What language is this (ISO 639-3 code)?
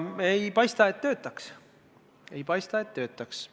est